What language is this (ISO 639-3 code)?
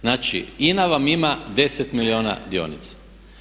hrv